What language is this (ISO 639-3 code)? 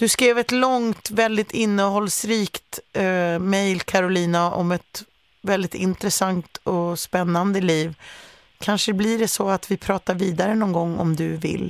swe